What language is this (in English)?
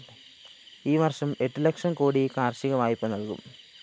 Malayalam